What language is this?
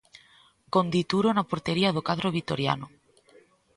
Galician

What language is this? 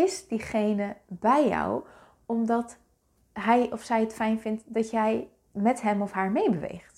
Dutch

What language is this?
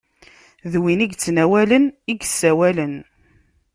Kabyle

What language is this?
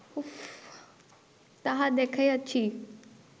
Bangla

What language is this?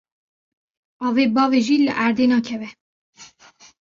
Kurdish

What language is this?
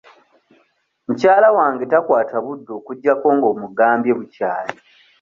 Ganda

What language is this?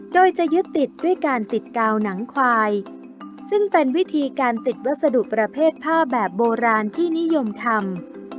Thai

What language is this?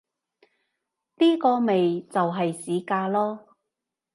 Cantonese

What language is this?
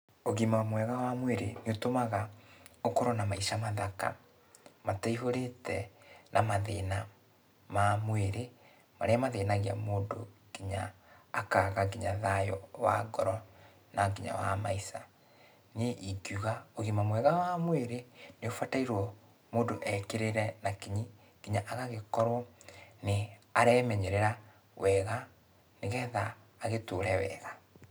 Kikuyu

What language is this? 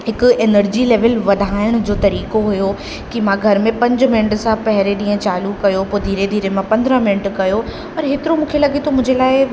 Sindhi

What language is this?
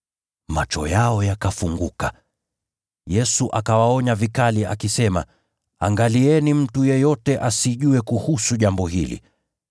Swahili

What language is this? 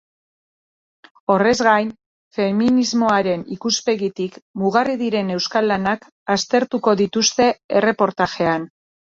Basque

